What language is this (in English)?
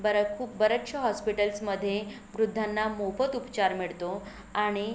Marathi